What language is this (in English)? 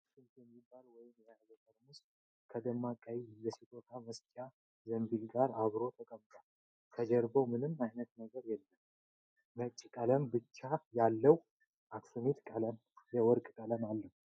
Amharic